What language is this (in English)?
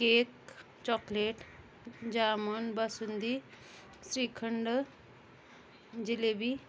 Marathi